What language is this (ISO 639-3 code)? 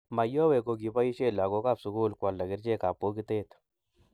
kln